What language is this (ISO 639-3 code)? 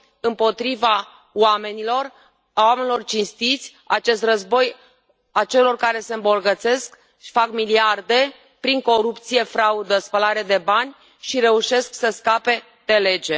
ron